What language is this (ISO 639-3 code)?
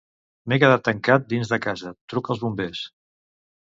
cat